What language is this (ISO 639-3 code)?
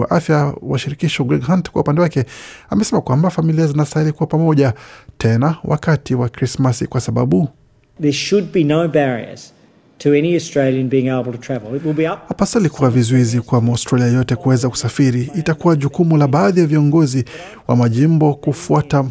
swa